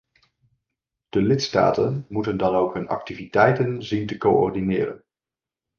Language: Dutch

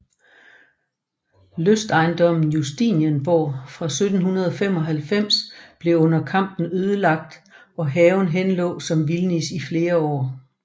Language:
Danish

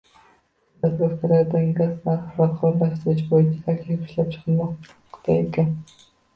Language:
Uzbek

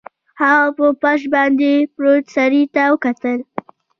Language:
Pashto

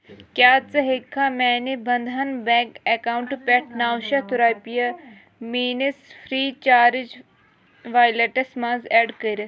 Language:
Kashmiri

